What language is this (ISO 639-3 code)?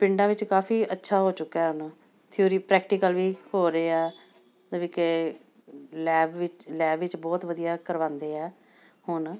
pan